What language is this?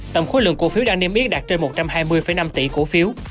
Vietnamese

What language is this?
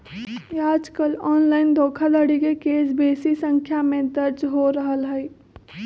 Magahi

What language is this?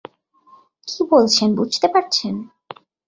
Bangla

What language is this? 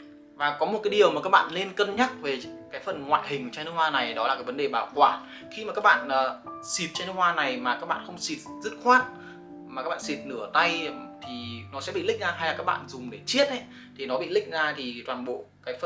Vietnamese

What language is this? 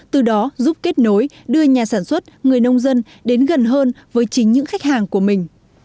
Vietnamese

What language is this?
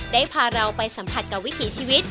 Thai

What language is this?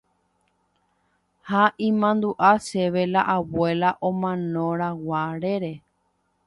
Guarani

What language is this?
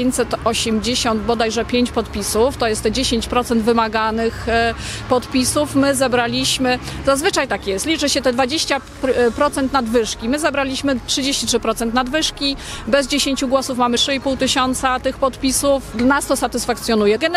Polish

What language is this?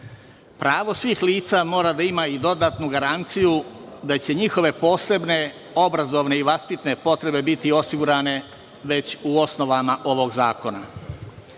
Serbian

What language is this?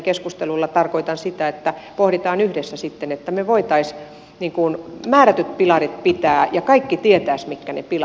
Finnish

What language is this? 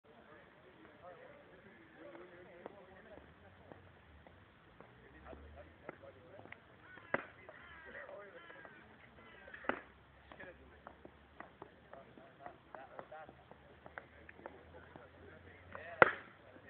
Greek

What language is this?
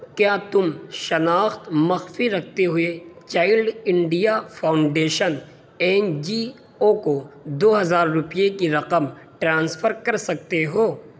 Urdu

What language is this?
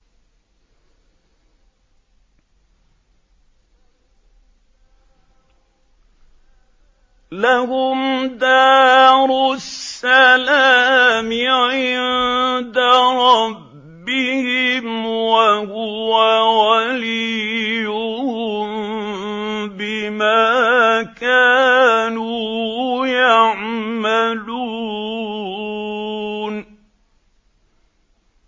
Arabic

